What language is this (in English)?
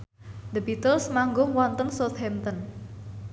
Javanese